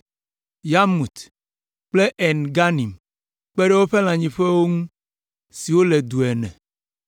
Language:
Ewe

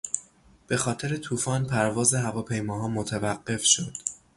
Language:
Persian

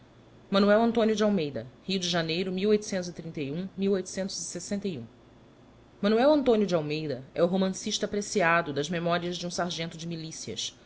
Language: Portuguese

